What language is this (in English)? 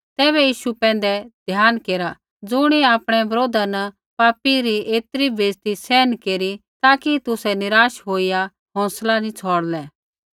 Kullu Pahari